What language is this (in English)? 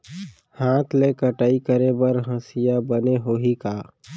Chhattisgarhi